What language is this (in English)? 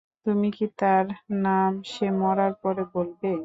Bangla